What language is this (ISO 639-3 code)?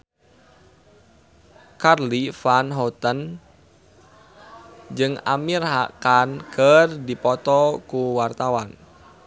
sun